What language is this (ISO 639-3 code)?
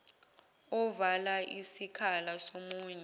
zul